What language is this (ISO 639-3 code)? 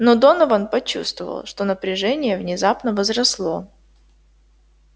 rus